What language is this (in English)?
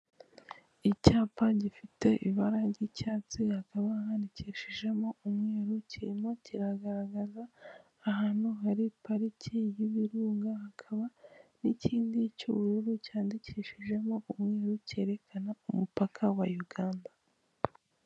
Kinyarwanda